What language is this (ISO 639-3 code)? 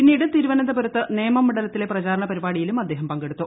mal